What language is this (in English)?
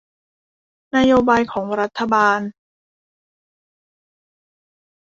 Thai